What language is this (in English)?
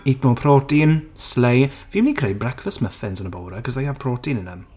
Welsh